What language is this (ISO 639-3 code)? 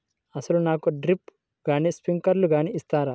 tel